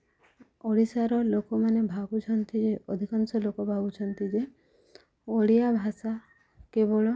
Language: Odia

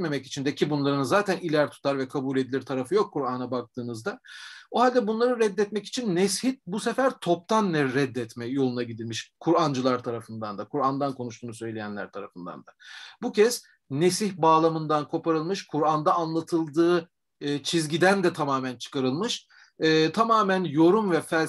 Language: Turkish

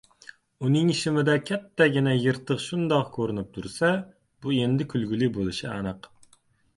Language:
Uzbek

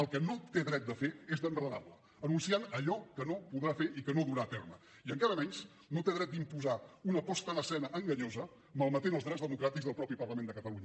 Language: Catalan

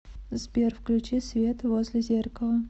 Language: Russian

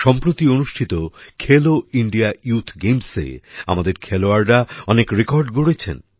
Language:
Bangla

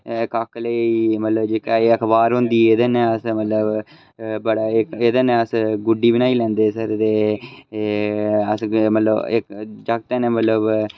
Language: Dogri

